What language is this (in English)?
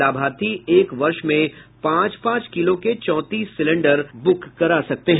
Hindi